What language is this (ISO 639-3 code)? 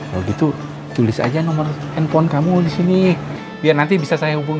ind